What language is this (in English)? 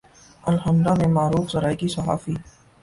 Urdu